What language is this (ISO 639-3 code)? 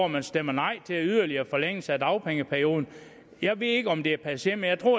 dan